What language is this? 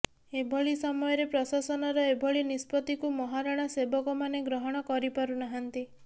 Odia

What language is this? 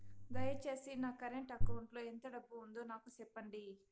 Telugu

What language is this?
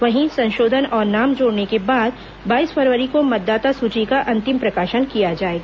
Hindi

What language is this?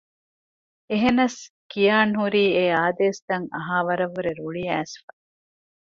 Divehi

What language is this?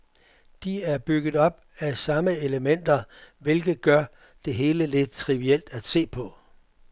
Danish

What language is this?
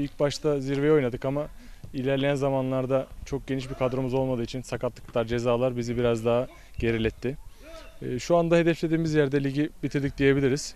Turkish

